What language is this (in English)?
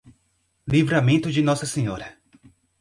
Portuguese